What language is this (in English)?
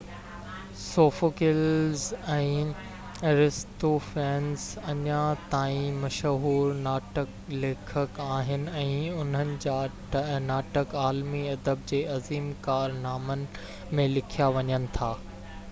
Sindhi